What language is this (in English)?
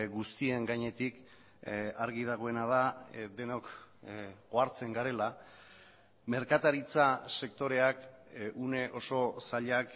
Basque